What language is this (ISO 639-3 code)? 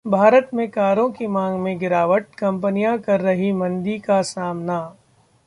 hin